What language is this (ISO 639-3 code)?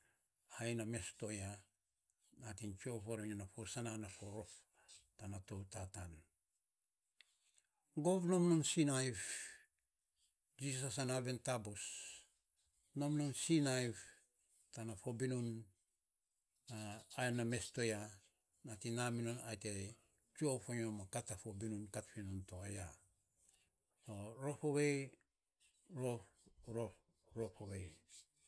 sps